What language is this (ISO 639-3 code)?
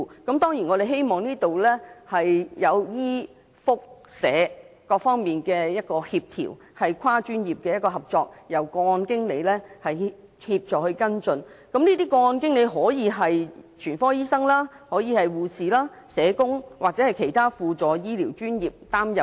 yue